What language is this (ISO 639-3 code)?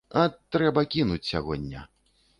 bel